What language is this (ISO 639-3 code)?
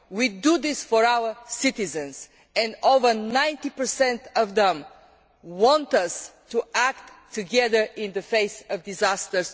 eng